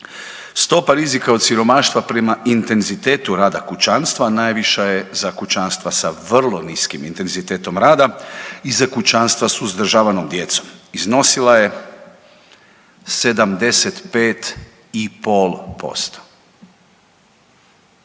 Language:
Croatian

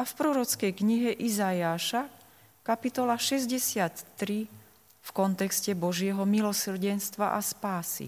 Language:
Slovak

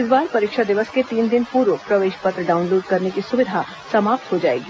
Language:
Hindi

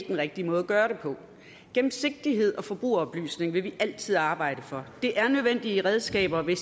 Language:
Danish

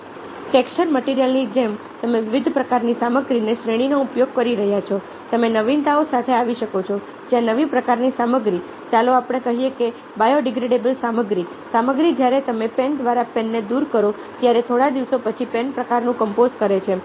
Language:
Gujarati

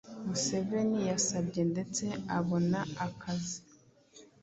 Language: Kinyarwanda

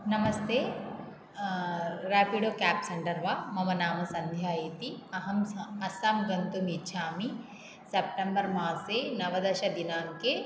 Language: Sanskrit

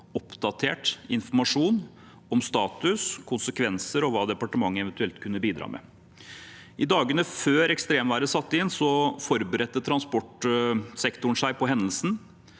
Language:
Norwegian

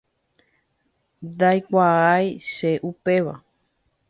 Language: Guarani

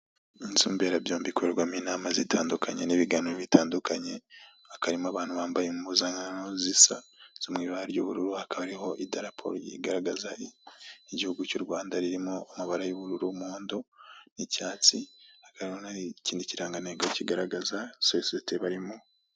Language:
Kinyarwanda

